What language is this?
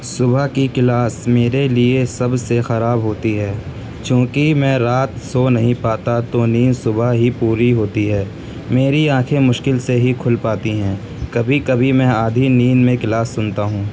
Urdu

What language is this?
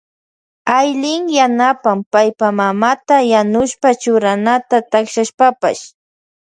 Loja Highland Quichua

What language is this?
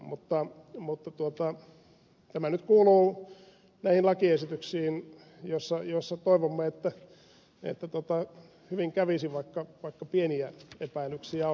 Finnish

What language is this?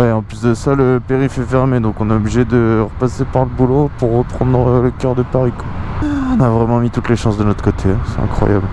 French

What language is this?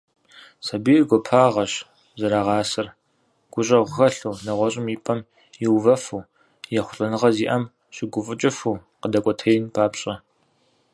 Kabardian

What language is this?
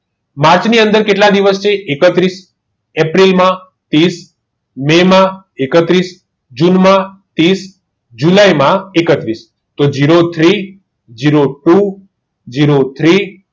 Gujarati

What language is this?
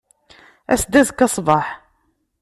Kabyle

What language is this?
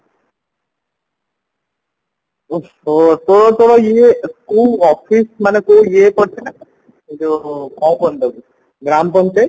Odia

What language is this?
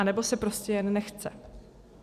Czech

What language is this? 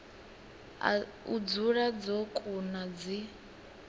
Venda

